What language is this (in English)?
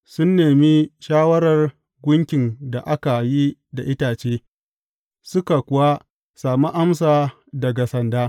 Hausa